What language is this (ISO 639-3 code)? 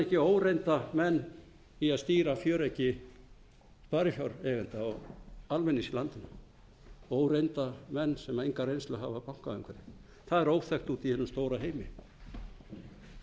isl